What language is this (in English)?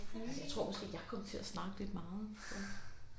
Danish